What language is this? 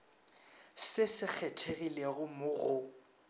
Northern Sotho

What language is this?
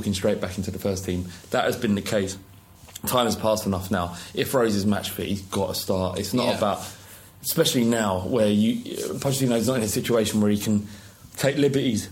English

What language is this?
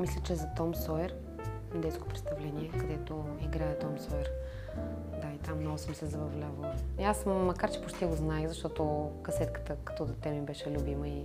Bulgarian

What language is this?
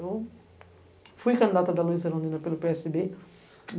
Portuguese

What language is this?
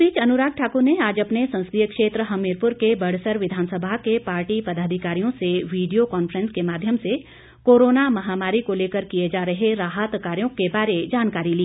Hindi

